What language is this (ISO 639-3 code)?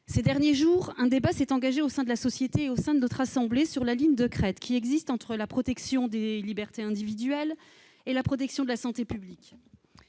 fra